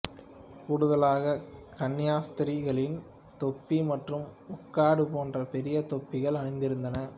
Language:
Tamil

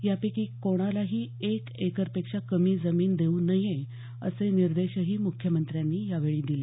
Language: Marathi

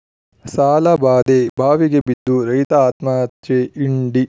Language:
Kannada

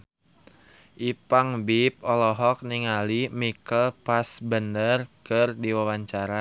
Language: Sundanese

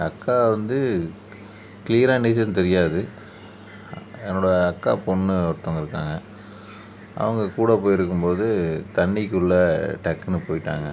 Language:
Tamil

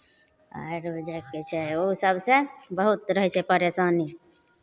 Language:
Maithili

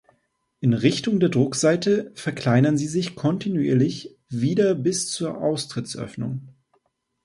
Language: German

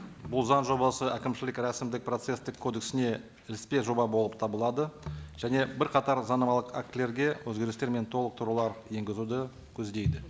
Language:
Kazakh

